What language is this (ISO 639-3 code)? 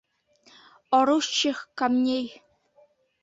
bak